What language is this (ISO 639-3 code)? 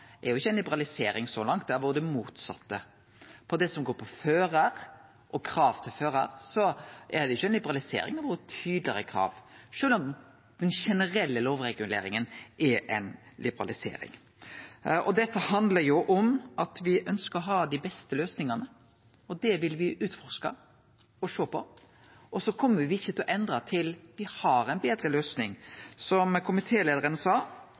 nno